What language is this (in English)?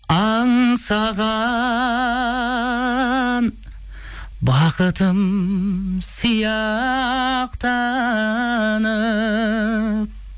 Kazakh